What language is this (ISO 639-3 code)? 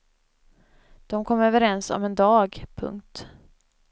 swe